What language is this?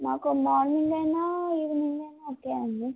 Telugu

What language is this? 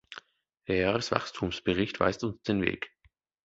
German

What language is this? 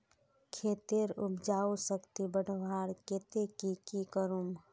Magahi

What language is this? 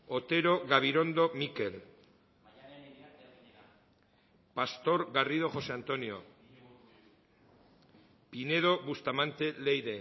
Basque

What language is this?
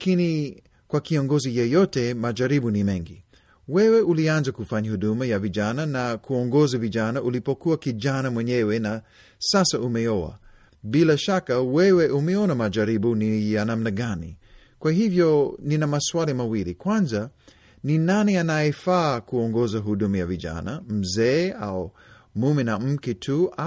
Swahili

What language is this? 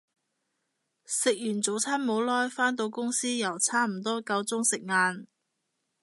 Cantonese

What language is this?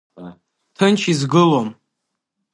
Abkhazian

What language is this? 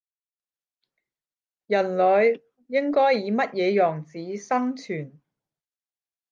Cantonese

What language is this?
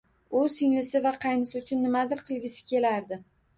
Uzbek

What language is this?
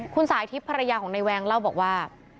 Thai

